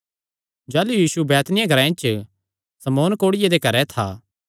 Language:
Kangri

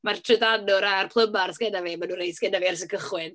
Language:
Welsh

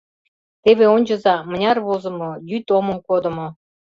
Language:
Mari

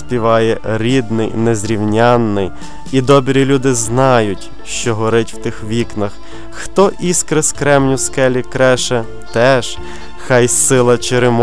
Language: Ukrainian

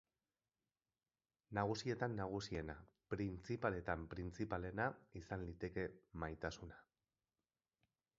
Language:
Basque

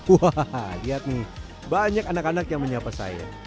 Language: Indonesian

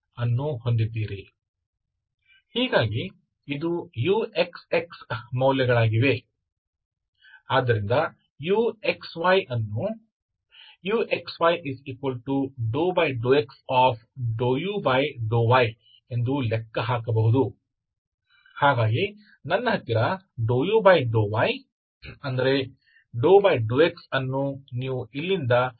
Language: Kannada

